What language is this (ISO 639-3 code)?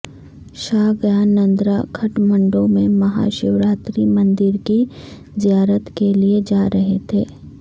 urd